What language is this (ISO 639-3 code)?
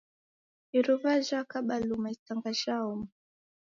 dav